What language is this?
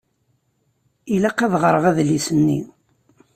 Kabyle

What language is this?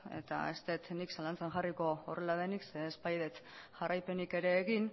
Basque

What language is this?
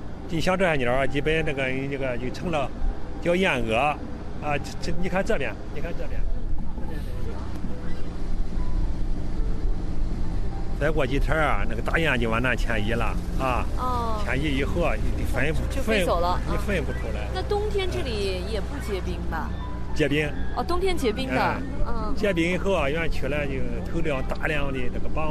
Chinese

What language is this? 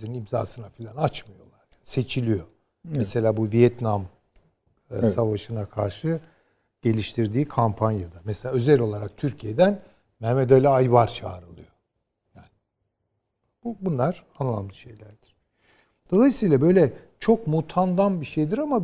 Turkish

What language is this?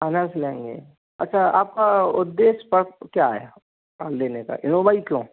Hindi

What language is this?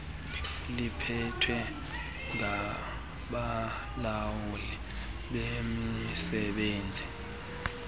Xhosa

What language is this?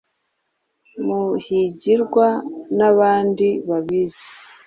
Kinyarwanda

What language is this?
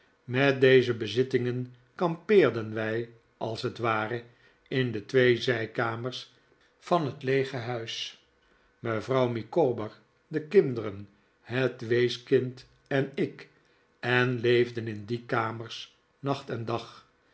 Dutch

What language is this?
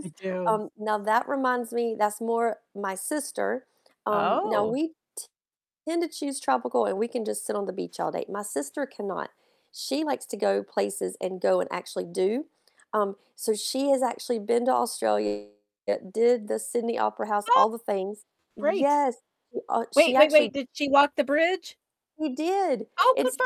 English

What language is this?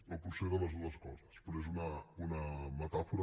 Catalan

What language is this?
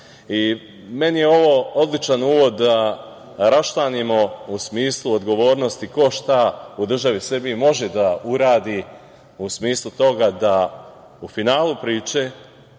Serbian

